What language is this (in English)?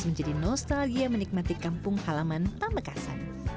Indonesian